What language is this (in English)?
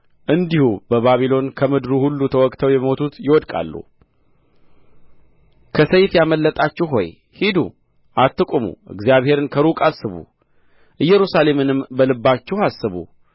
Amharic